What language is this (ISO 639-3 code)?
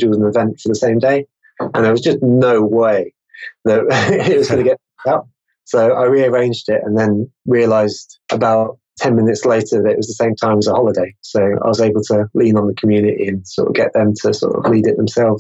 eng